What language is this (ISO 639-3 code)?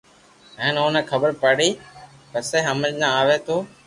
lrk